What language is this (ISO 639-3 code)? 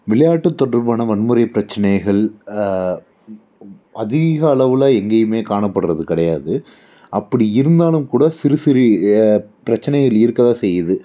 tam